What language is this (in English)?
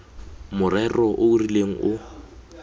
Tswana